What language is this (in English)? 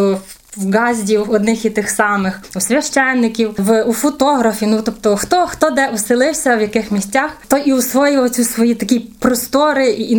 Ukrainian